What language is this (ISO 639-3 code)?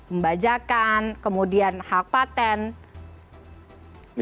ind